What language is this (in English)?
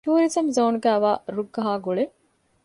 Divehi